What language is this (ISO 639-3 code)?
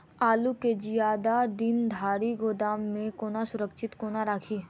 mai